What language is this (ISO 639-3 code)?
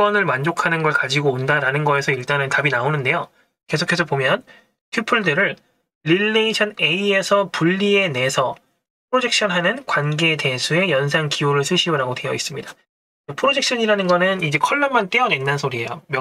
kor